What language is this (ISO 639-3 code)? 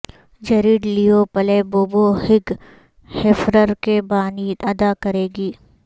urd